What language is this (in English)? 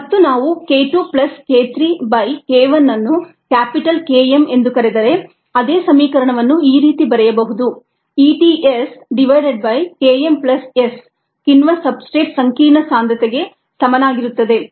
Kannada